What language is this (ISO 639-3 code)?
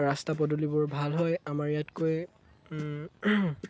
asm